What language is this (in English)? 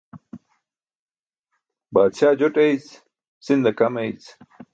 Burushaski